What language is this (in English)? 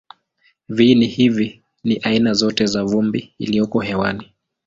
Swahili